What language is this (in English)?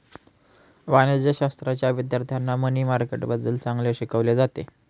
Marathi